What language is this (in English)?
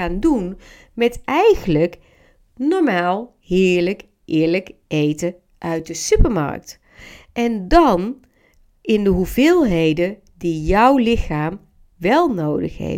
Dutch